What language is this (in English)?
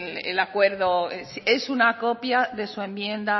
Spanish